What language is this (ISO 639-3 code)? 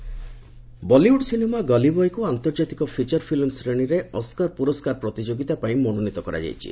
ori